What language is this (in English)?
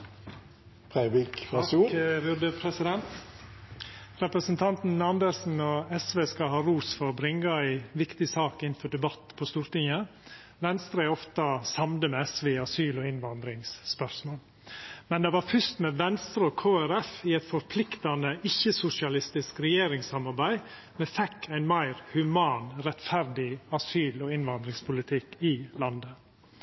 Norwegian